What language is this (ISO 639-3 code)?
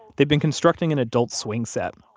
eng